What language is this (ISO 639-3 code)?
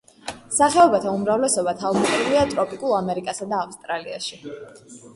kat